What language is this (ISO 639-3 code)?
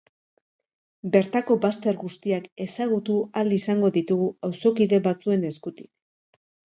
eus